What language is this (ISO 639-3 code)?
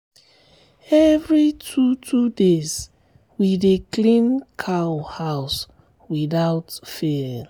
pcm